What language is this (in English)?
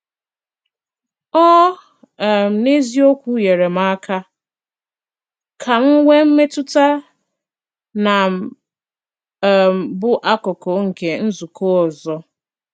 Igbo